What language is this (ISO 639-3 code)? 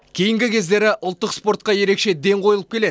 kaz